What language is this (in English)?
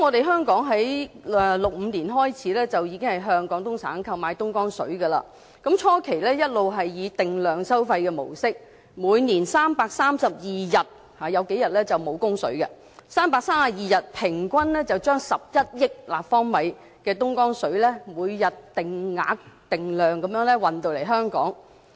Cantonese